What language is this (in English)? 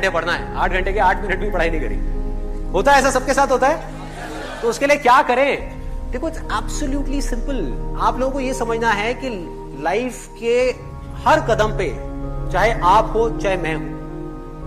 Hindi